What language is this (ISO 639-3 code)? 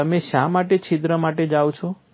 guj